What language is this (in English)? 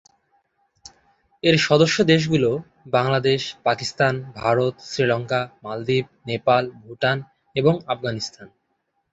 Bangla